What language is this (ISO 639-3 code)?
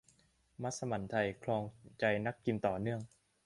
tha